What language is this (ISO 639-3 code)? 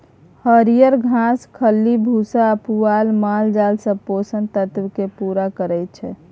mai